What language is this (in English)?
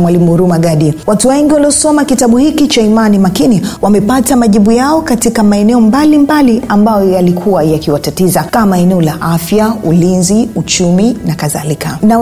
Swahili